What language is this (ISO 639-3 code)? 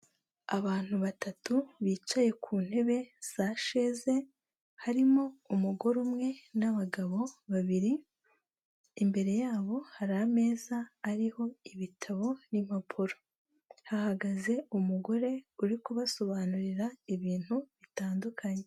kin